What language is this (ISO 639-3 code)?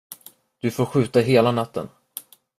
swe